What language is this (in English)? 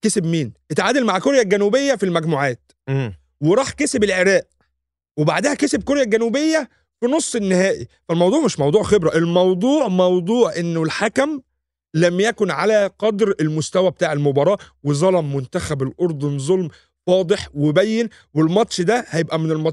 Arabic